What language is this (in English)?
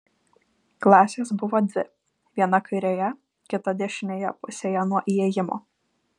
Lithuanian